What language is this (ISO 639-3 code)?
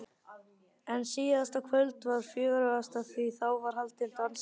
isl